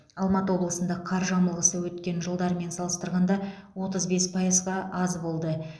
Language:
Kazakh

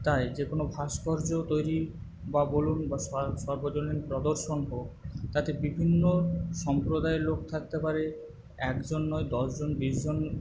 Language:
Bangla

